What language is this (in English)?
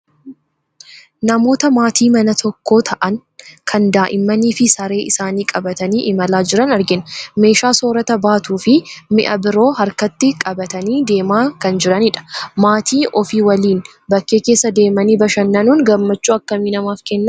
Oromo